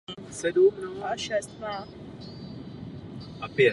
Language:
Czech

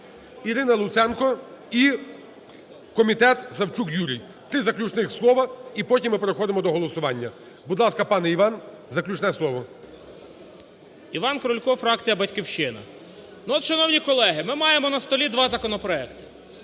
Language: Ukrainian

